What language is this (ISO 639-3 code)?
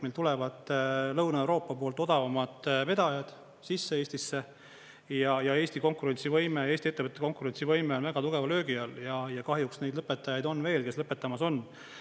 est